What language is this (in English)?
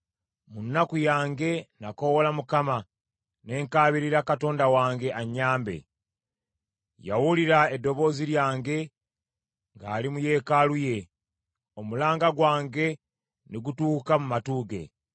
Ganda